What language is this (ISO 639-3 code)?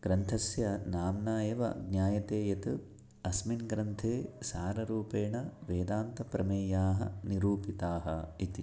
san